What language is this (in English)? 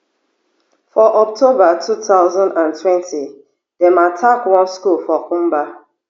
Nigerian Pidgin